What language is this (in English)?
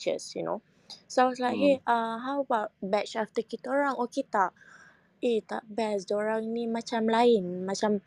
Malay